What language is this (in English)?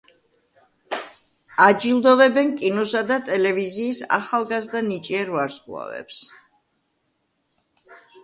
Georgian